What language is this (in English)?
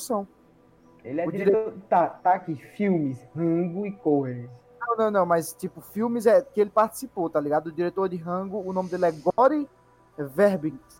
Portuguese